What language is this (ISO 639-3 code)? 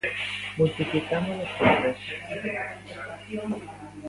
glg